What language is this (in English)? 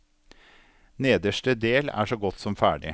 Norwegian